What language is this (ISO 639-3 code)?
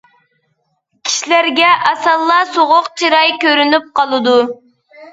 uig